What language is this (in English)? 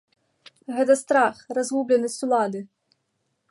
Belarusian